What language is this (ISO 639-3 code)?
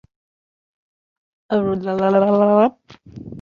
uzb